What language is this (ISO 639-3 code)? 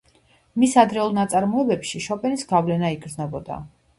kat